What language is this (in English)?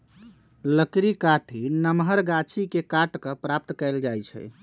Magahi